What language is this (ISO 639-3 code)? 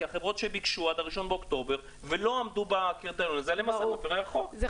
heb